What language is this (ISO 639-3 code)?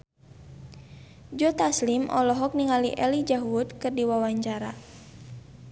sun